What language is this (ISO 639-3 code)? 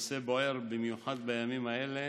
heb